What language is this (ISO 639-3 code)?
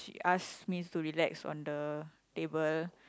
eng